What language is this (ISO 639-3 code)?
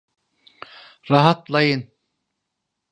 tur